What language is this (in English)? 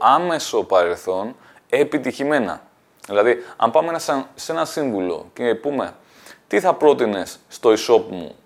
Greek